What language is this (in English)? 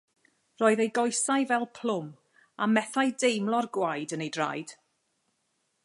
Welsh